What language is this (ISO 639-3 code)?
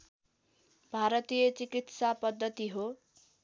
nep